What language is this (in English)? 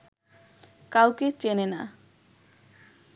Bangla